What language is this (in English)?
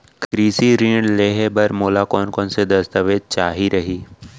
Chhattisgarhi